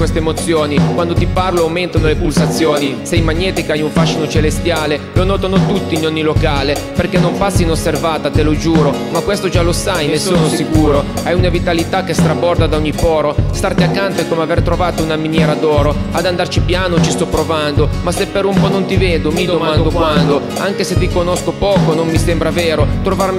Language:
Italian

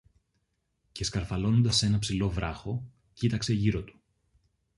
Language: Greek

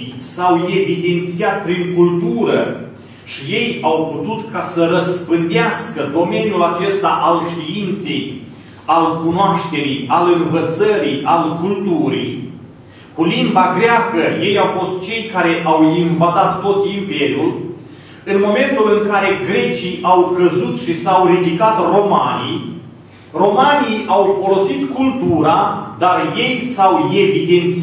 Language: Romanian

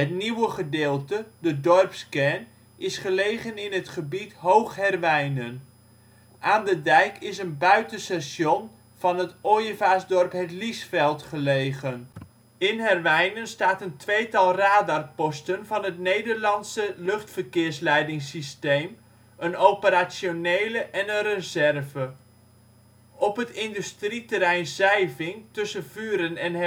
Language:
Dutch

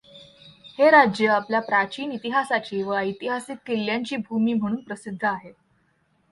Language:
Marathi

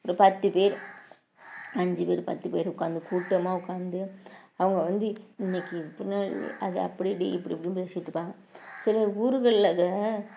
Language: Tamil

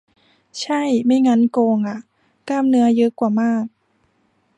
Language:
Thai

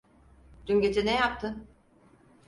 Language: Turkish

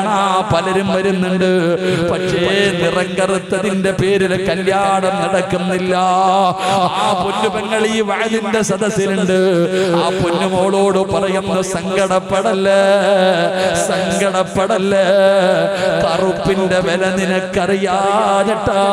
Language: Malayalam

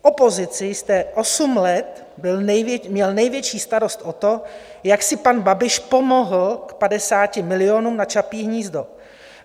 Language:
Czech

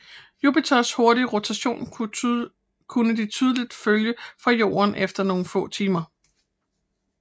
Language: Danish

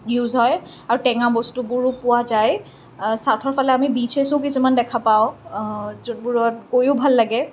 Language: Assamese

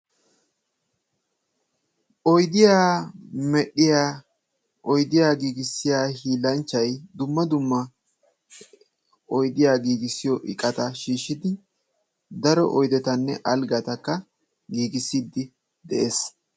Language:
Wolaytta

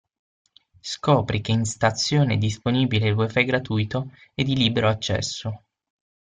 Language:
Italian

